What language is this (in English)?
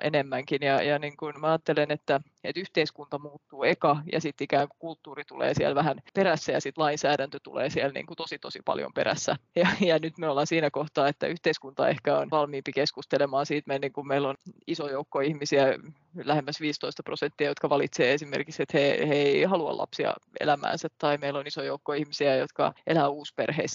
Finnish